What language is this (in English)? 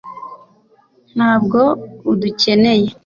Kinyarwanda